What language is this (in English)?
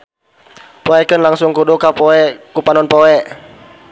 Sundanese